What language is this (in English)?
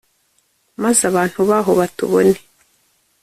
Kinyarwanda